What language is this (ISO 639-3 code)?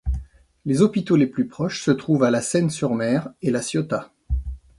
fra